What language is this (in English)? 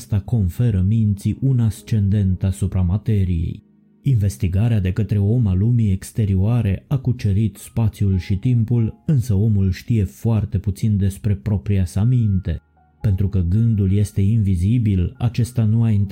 Romanian